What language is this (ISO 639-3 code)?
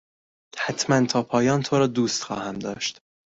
fas